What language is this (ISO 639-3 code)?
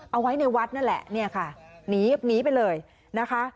tha